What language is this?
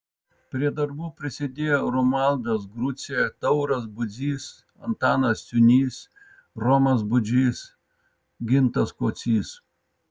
Lithuanian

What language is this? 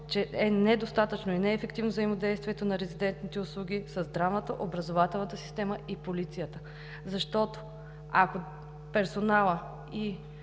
Bulgarian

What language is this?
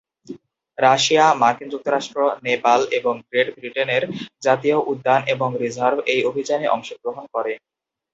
Bangla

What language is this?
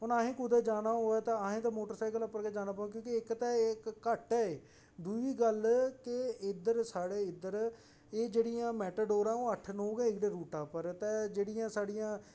Dogri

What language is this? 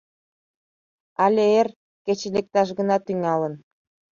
Mari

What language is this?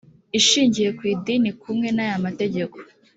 Kinyarwanda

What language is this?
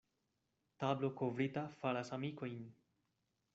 Esperanto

